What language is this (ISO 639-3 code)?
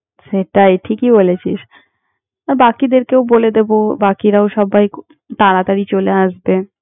ben